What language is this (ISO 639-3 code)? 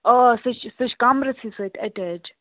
kas